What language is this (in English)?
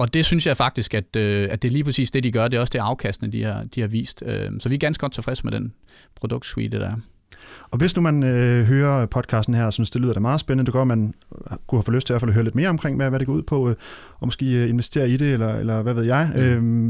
Danish